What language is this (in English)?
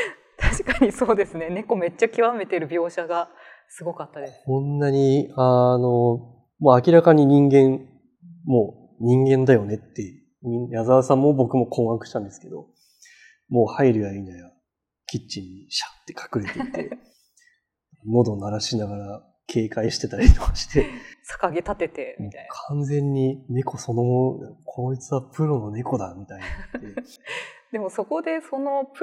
Japanese